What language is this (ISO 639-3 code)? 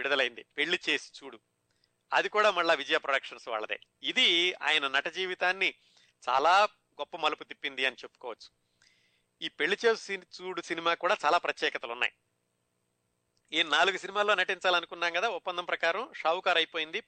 tel